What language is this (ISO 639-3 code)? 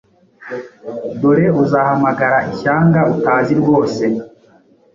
kin